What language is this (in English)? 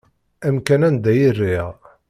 Kabyle